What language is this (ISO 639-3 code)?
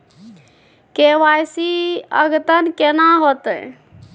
mai